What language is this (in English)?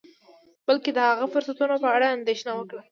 Pashto